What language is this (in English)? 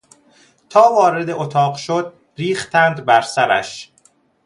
Persian